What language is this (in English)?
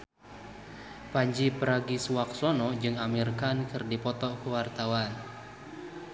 Sundanese